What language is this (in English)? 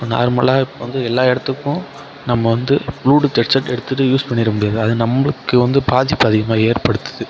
Tamil